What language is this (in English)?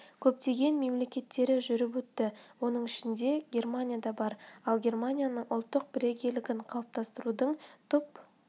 Kazakh